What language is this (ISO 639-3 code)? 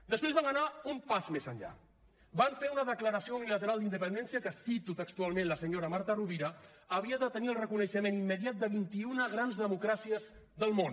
cat